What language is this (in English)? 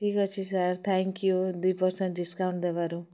Odia